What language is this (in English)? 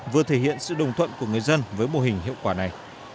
Vietnamese